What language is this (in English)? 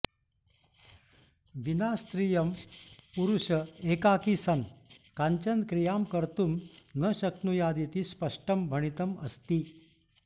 Sanskrit